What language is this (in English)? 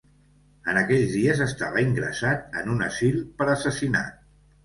Catalan